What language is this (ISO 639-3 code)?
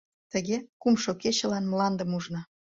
chm